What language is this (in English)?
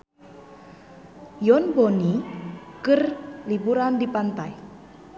Sundanese